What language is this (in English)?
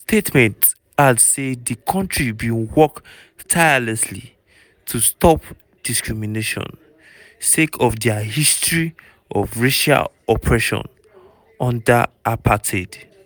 Nigerian Pidgin